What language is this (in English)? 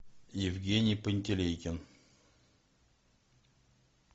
Russian